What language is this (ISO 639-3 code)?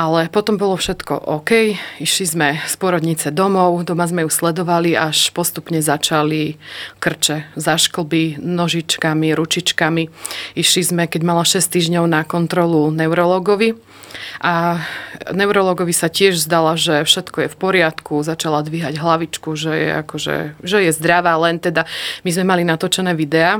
slk